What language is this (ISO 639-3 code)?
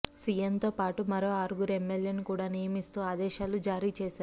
tel